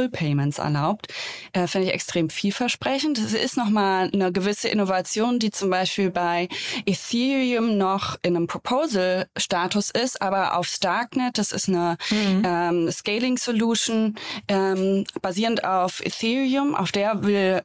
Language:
German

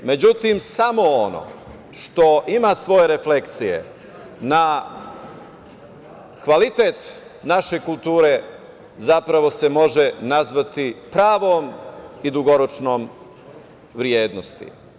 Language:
Serbian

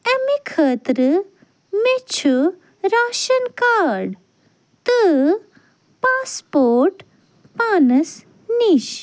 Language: Kashmiri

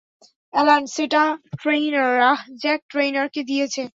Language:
Bangla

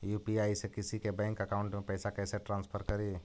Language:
Magahi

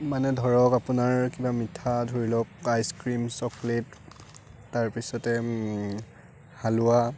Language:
Assamese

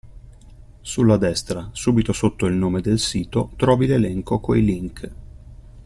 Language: Italian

